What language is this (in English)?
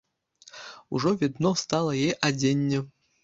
Belarusian